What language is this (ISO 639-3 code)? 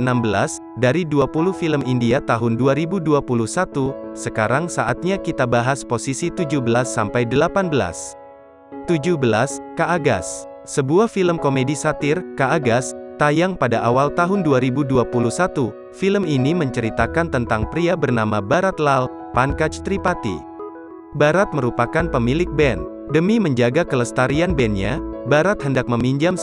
ind